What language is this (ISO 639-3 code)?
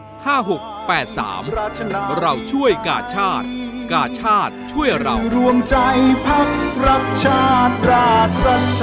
tha